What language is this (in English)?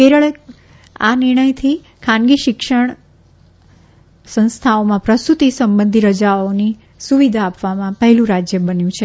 Gujarati